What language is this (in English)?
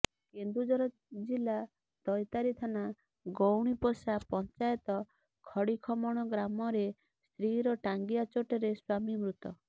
Odia